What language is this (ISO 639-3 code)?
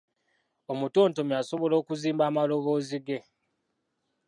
lug